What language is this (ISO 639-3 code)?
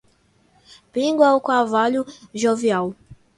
por